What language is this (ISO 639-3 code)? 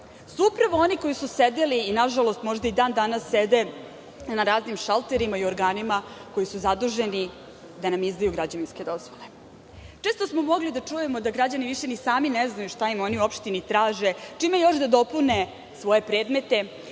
srp